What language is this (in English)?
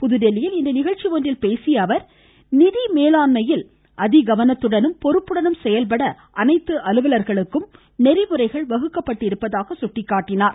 Tamil